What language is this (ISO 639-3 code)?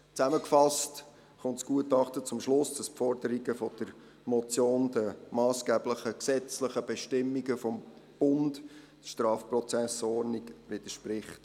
gsw